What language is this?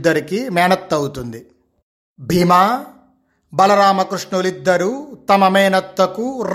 Telugu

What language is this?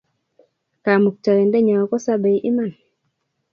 Kalenjin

